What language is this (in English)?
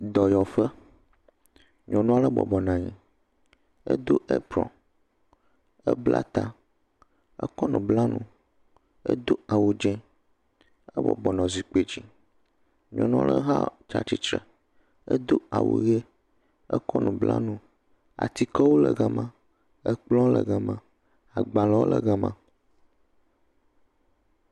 Ewe